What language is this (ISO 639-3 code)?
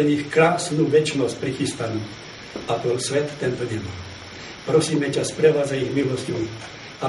ces